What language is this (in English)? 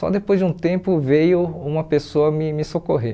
Portuguese